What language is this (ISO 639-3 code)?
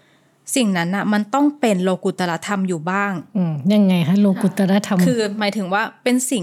tha